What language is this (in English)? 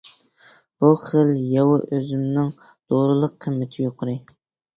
Uyghur